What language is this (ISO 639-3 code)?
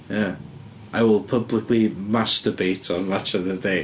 cym